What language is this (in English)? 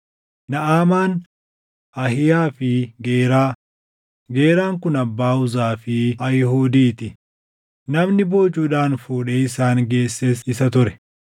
Oromo